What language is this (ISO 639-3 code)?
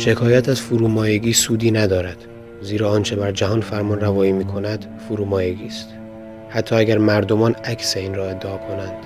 fas